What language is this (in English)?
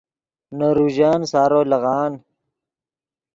Yidgha